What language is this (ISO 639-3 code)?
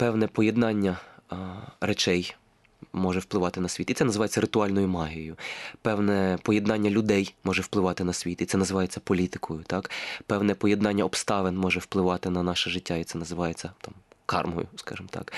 ukr